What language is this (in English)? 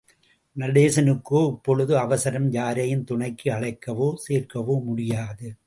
Tamil